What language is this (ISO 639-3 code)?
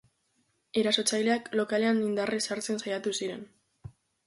eus